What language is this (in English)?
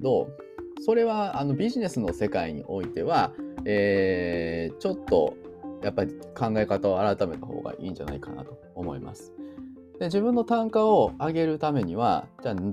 Japanese